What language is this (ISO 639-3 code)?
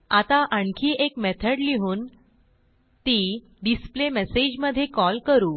mar